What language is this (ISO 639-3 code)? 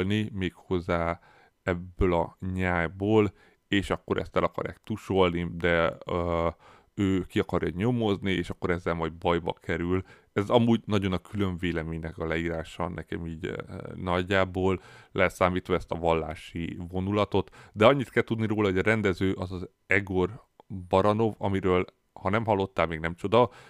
hun